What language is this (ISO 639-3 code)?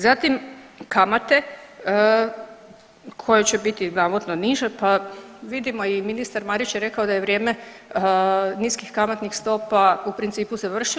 hrv